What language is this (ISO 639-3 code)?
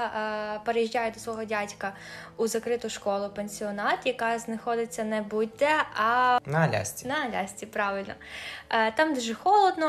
ukr